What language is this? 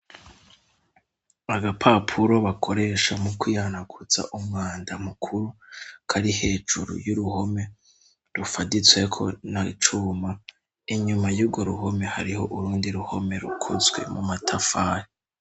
Rundi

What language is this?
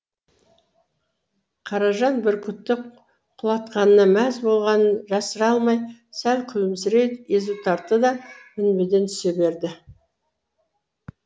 Kazakh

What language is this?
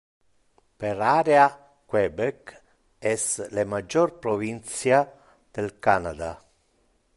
Interlingua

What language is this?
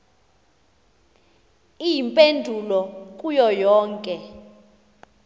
Xhosa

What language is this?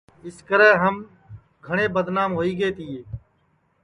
Sansi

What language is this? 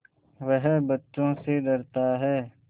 Hindi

